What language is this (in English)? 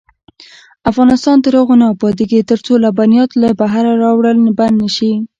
Pashto